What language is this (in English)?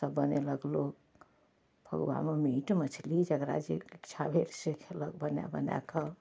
Maithili